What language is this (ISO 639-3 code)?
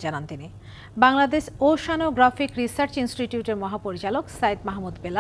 tur